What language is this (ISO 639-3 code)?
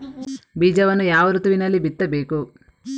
kan